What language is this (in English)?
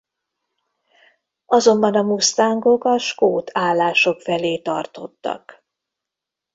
Hungarian